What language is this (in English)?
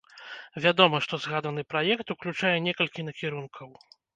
Belarusian